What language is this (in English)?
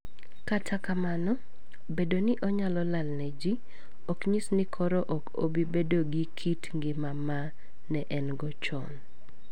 Luo (Kenya and Tanzania)